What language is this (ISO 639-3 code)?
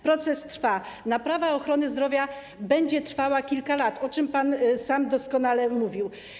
pol